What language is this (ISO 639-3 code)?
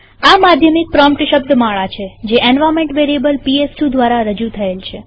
guj